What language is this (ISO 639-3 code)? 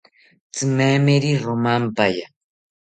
cpy